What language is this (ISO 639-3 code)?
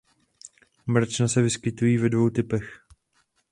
ces